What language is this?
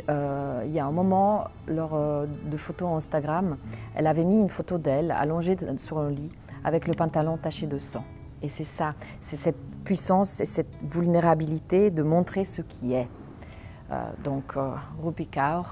French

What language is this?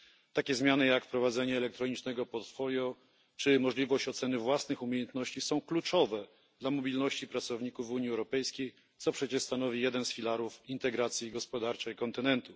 Polish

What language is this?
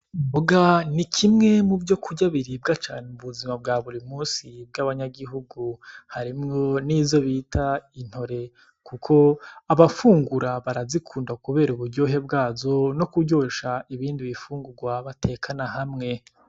Rundi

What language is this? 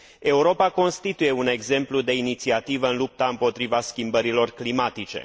Romanian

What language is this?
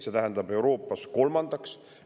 Estonian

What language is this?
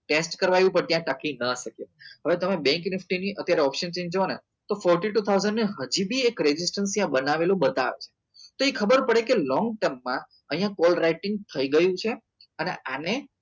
Gujarati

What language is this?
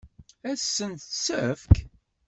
Kabyle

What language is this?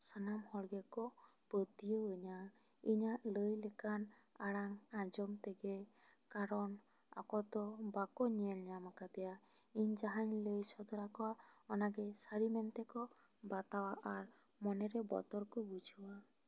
Santali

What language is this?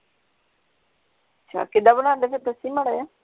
Punjabi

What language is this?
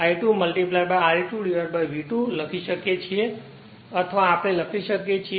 Gujarati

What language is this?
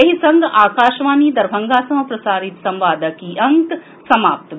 Maithili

